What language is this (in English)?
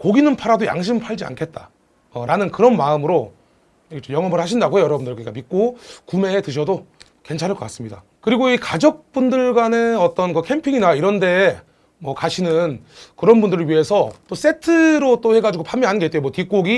Korean